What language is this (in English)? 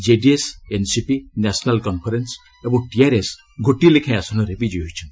Odia